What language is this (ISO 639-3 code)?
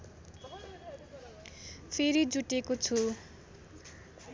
nep